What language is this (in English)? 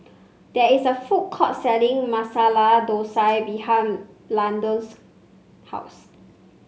English